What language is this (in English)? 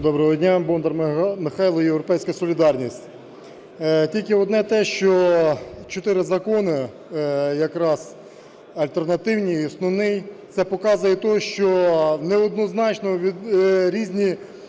Ukrainian